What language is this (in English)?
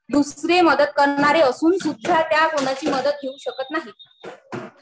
Marathi